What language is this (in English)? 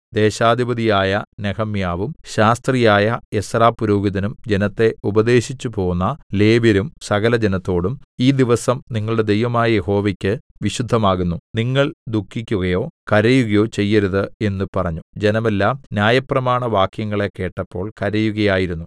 Malayalam